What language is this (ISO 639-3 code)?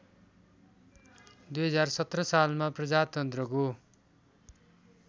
nep